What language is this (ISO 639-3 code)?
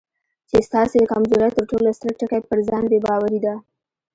pus